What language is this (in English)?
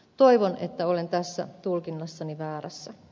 Finnish